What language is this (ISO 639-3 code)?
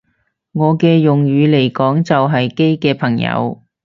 yue